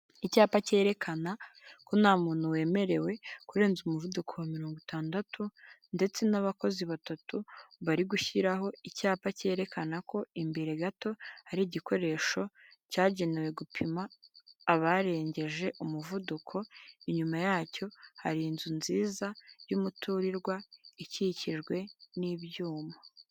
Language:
Kinyarwanda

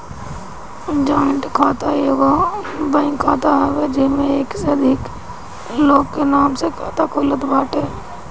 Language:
Bhojpuri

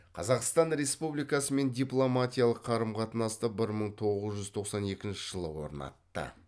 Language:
Kazakh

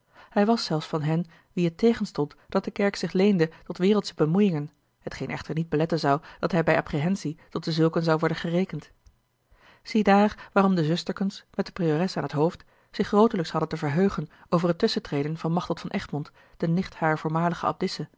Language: Dutch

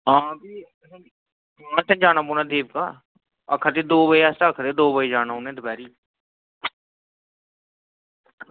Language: Dogri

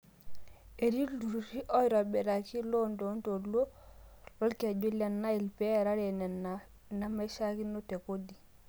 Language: Masai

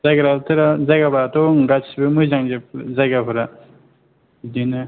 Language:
Bodo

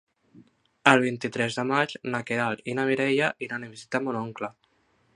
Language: Catalan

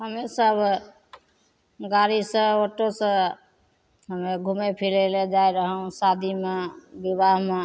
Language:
Maithili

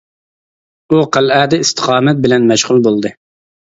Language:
Uyghur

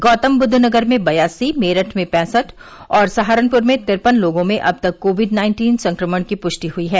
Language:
Hindi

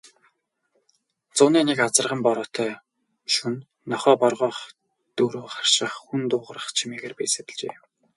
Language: Mongolian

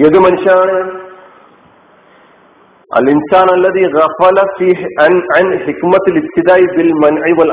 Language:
Malayalam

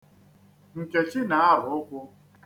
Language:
Igbo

